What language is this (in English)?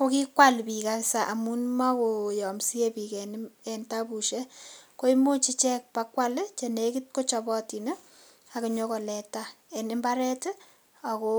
Kalenjin